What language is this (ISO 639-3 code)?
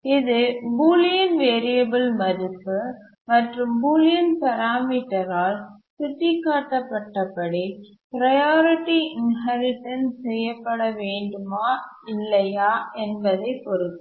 tam